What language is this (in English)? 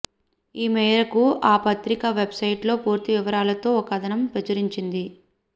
Telugu